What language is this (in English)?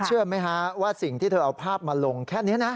Thai